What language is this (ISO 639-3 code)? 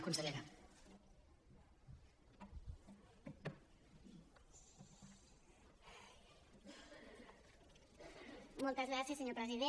cat